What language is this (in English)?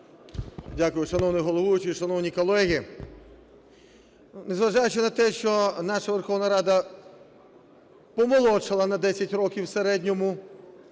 Ukrainian